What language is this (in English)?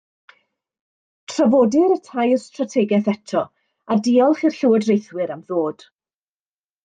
Welsh